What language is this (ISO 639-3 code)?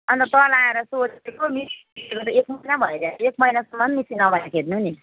nep